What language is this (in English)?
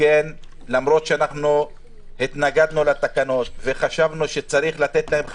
Hebrew